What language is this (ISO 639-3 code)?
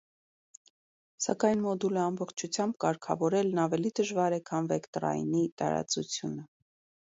hye